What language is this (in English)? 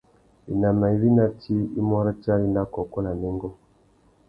Tuki